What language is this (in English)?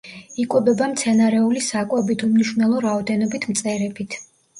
Georgian